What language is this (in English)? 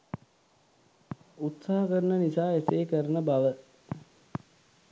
Sinhala